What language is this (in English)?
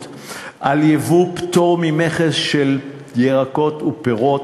Hebrew